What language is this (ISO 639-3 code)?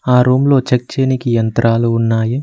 tel